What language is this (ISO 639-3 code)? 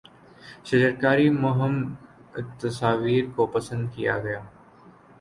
urd